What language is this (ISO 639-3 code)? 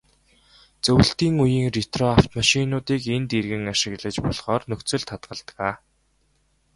mon